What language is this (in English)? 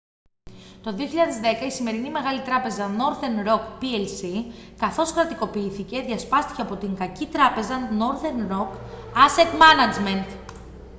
Greek